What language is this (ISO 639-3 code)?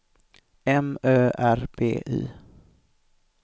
swe